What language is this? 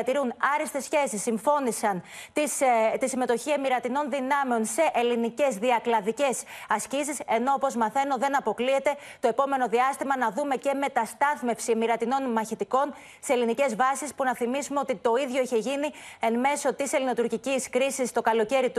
Greek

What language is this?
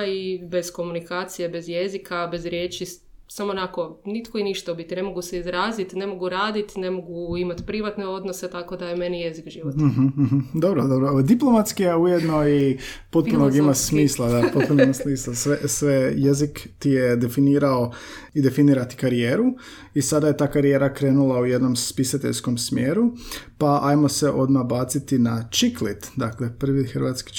Croatian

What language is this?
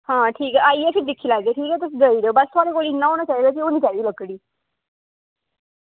Dogri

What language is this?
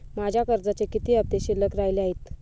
Marathi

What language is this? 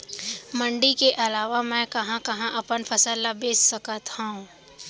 Chhattisgarhi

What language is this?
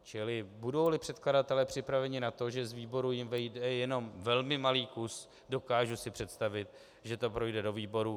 Czech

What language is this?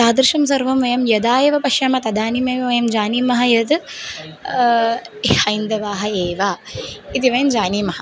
Sanskrit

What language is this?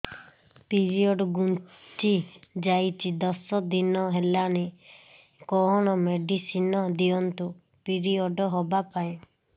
Odia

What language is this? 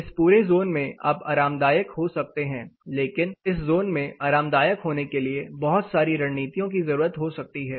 Hindi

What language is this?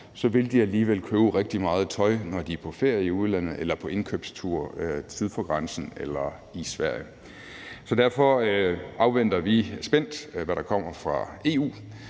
Danish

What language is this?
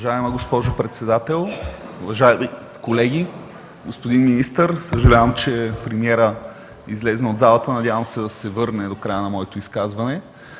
Bulgarian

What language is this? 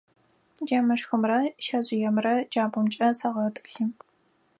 Adyghe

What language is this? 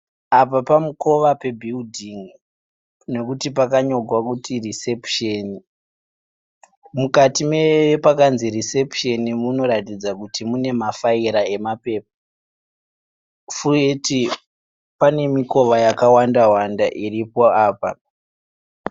Shona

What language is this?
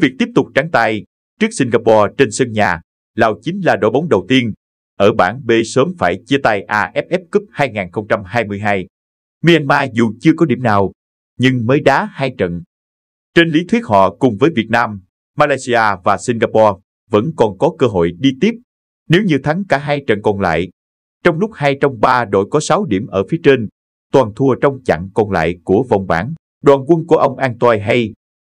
Vietnamese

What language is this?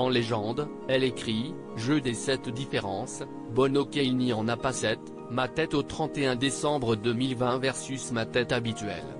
French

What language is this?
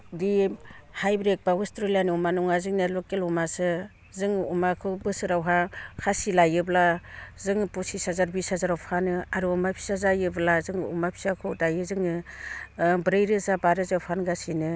Bodo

